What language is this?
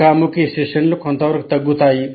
Telugu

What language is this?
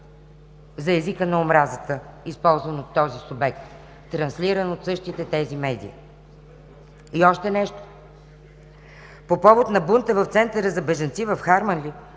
Bulgarian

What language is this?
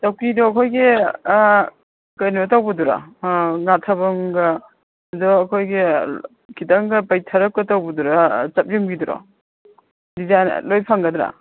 Manipuri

